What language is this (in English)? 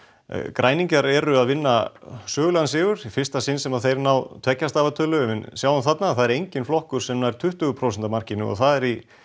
Icelandic